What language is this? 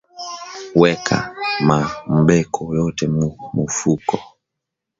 Swahili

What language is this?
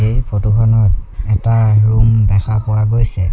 Assamese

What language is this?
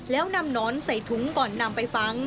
Thai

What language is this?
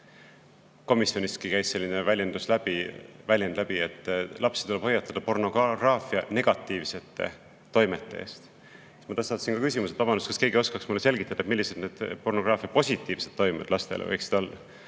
Estonian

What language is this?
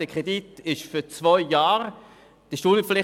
Swiss German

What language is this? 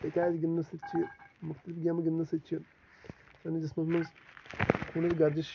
Kashmiri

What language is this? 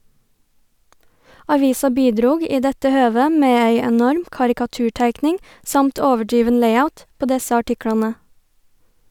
Norwegian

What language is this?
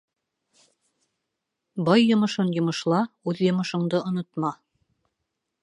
Bashkir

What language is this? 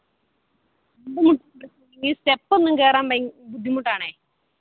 Malayalam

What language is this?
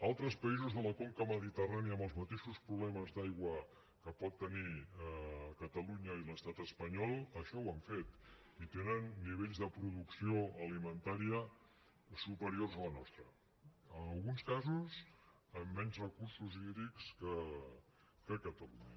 Catalan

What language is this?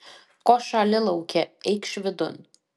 Lithuanian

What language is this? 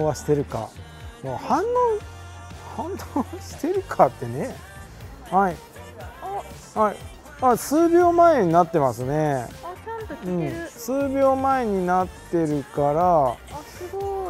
Japanese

